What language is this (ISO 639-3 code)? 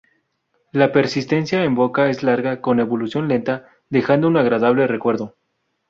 spa